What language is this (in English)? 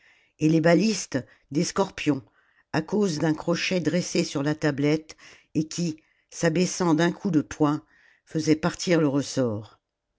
French